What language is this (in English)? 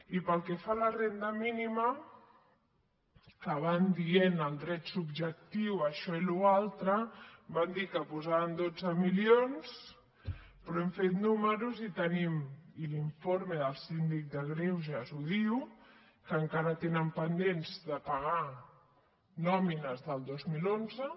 Catalan